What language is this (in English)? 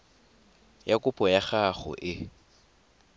Tswana